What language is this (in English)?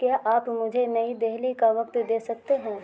Urdu